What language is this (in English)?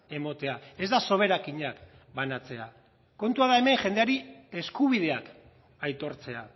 Basque